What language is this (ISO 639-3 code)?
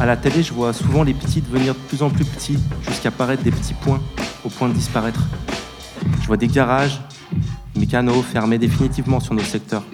fra